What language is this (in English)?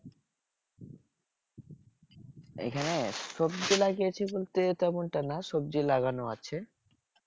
Bangla